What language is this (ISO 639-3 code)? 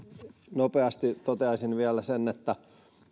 fin